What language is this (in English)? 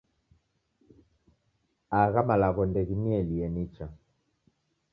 Taita